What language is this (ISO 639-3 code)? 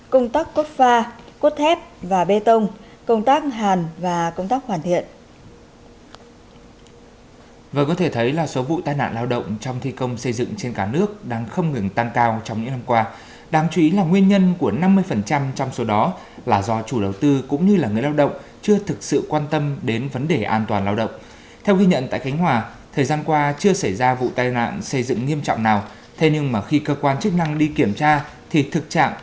vie